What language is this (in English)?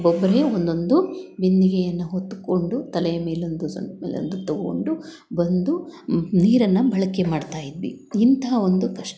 Kannada